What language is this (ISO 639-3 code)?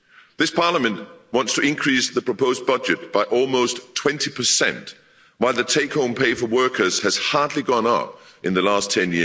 eng